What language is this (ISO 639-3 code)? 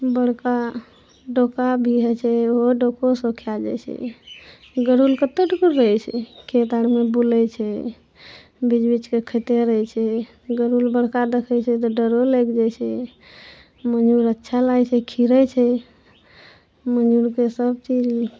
mai